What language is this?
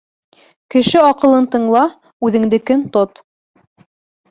Bashkir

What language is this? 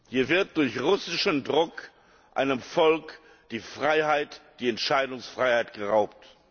German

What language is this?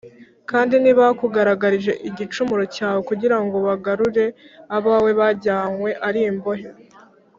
Kinyarwanda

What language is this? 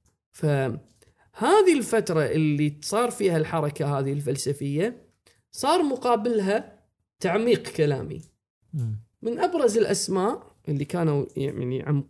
Arabic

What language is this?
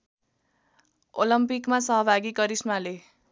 Nepali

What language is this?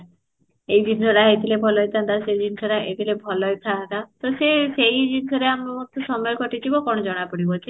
Odia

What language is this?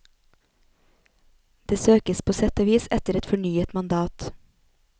Norwegian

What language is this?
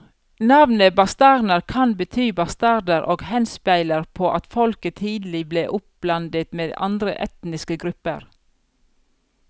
Norwegian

